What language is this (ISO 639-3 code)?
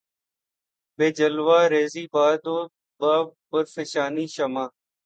urd